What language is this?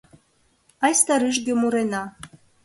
Mari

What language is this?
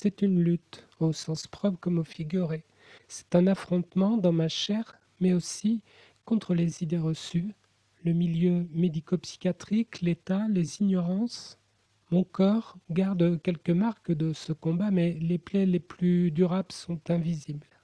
French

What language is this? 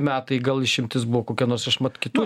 Lithuanian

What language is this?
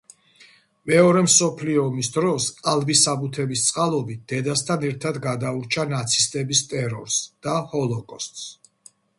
Georgian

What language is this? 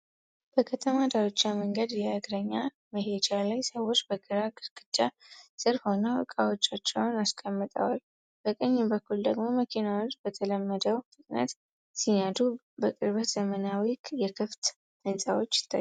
Amharic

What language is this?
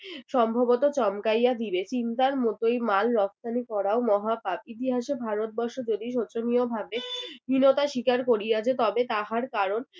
Bangla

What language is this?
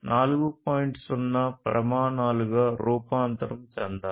Telugu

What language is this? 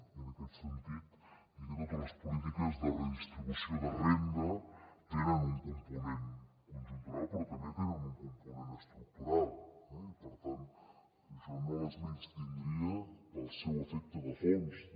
Catalan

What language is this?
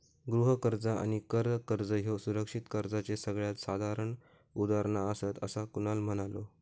Marathi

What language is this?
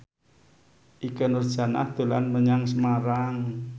Javanese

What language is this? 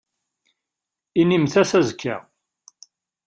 Kabyle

